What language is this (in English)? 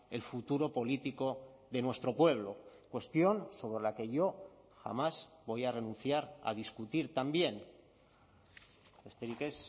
Spanish